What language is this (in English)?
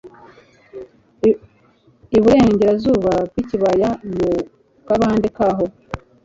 Kinyarwanda